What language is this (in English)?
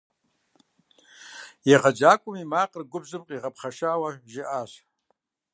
Kabardian